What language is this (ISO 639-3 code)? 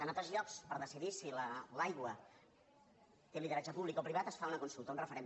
cat